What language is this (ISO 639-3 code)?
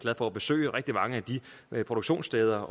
dan